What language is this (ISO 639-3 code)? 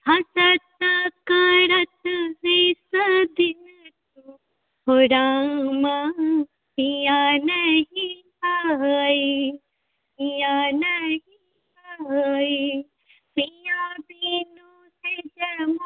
mai